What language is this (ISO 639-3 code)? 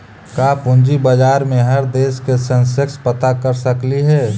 mag